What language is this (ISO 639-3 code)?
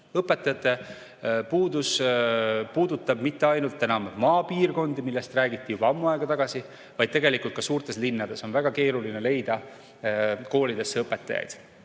est